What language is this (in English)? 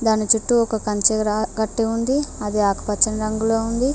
Telugu